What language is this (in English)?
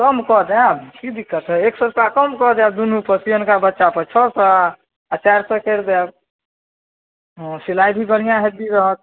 Maithili